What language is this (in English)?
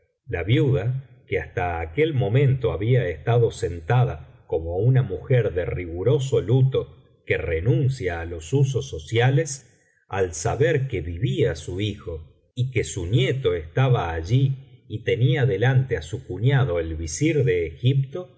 Spanish